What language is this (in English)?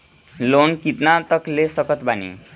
Bhojpuri